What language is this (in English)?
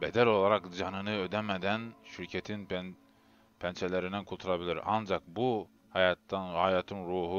Turkish